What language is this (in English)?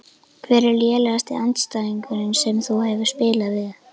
Icelandic